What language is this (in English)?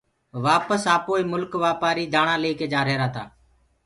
Gurgula